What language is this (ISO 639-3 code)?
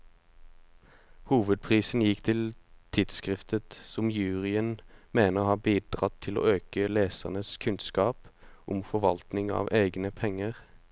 nor